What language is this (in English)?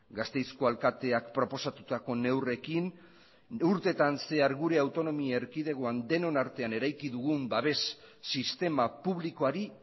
Basque